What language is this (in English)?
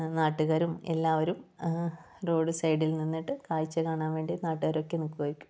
Malayalam